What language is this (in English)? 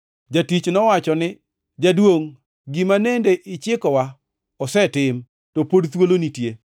Luo (Kenya and Tanzania)